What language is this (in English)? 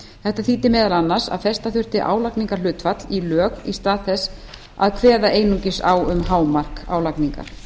Icelandic